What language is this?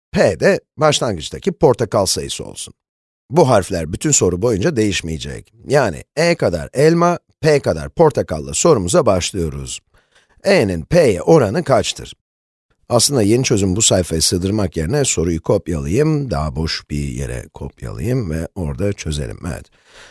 Turkish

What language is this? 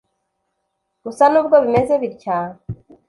Kinyarwanda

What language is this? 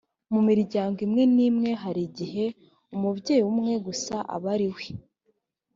Kinyarwanda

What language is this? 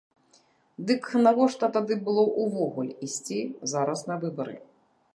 Belarusian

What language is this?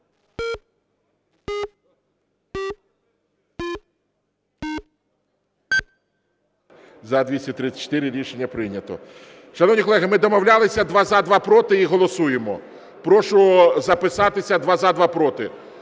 Ukrainian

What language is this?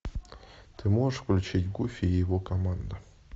Russian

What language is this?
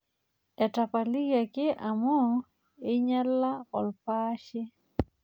Masai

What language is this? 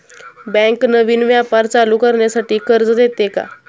Marathi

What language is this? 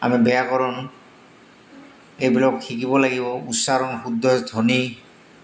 Assamese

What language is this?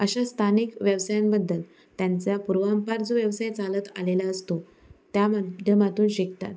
Marathi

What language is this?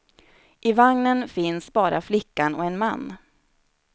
Swedish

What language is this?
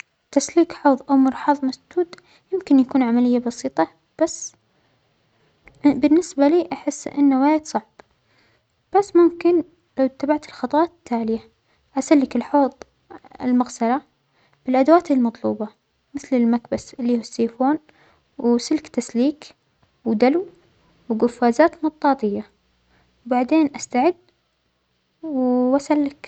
Omani Arabic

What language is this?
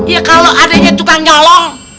Indonesian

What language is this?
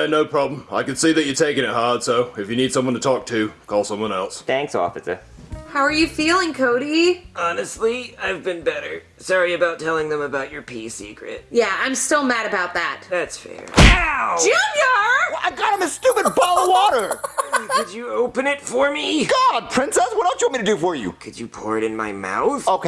English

